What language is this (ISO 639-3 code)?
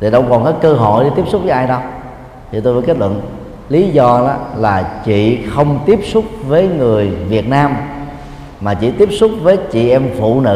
vie